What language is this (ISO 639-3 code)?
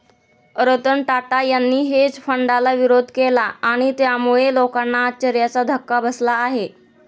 mar